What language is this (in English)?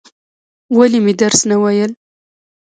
Pashto